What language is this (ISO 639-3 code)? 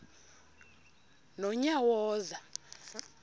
xho